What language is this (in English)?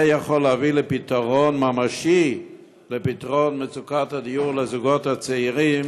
Hebrew